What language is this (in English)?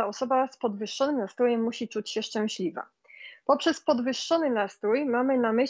Polish